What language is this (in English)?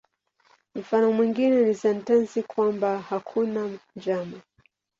Swahili